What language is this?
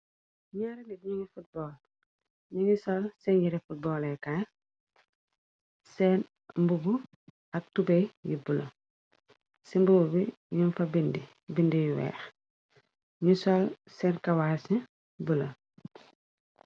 Wolof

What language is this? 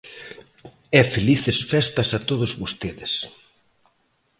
Galician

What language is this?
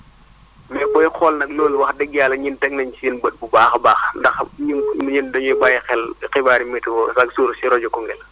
Wolof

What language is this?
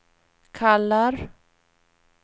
Swedish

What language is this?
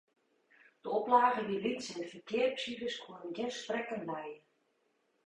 Western Frisian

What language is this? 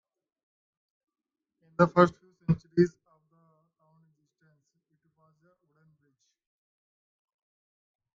English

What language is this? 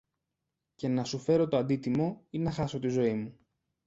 Greek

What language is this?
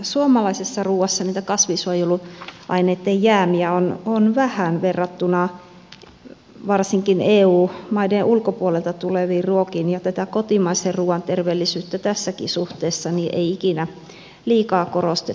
Finnish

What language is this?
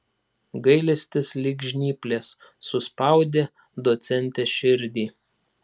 Lithuanian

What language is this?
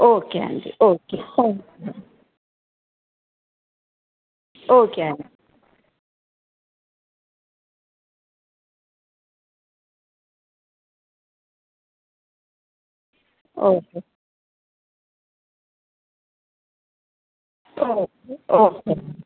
Telugu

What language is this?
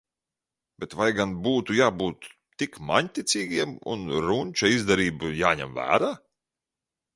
Latvian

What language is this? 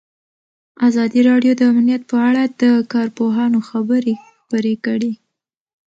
Pashto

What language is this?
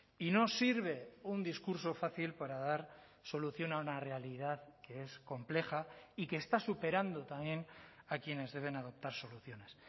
Spanish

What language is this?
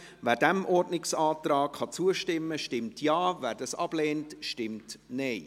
Swiss German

